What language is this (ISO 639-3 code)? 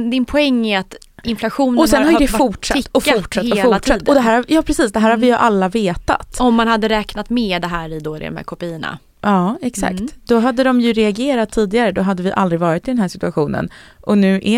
swe